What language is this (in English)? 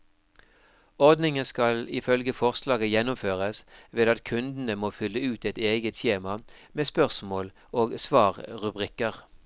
Norwegian